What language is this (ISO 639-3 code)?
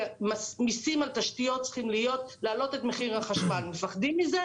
heb